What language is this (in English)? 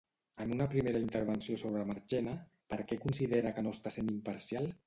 Catalan